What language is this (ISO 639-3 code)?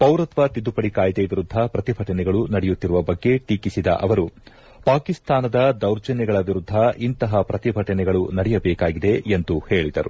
kan